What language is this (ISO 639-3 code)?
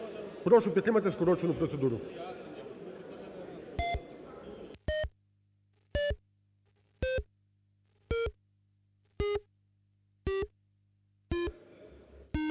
ukr